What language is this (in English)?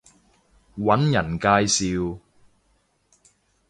Cantonese